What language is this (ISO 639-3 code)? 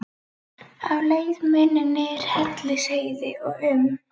isl